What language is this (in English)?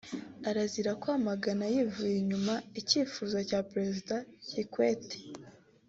Kinyarwanda